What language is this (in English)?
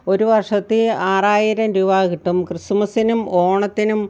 Malayalam